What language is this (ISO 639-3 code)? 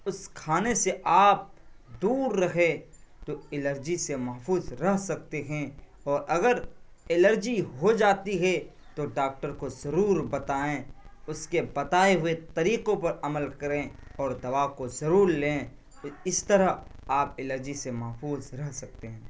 urd